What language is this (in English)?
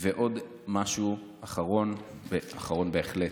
Hebrew